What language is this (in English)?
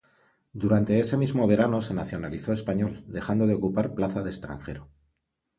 Spanish